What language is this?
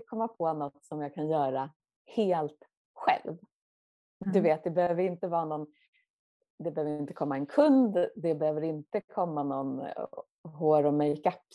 Swedish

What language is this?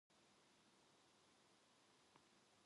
Korean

